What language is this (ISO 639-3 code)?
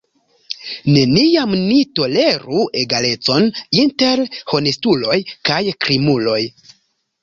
epo